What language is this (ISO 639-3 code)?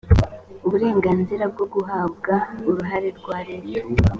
kin